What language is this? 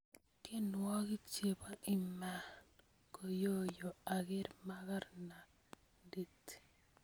Kalenjin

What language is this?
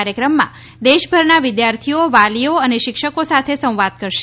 Gujarati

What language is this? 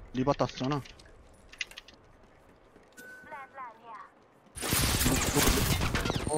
Korean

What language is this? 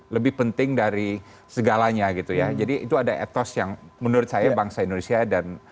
Indonesian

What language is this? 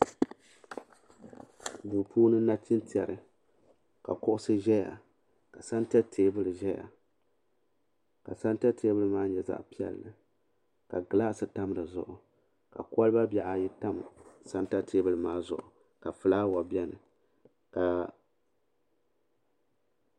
Dagbani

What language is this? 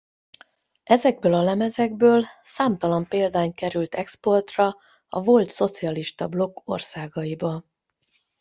Hungarian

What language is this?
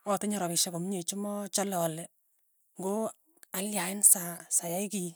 Tugen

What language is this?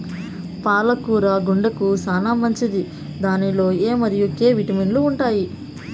Telugu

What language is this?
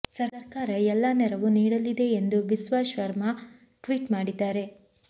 Kannada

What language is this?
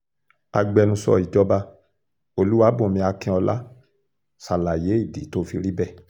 Yoruba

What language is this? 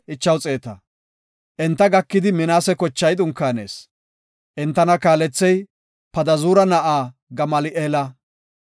Gofa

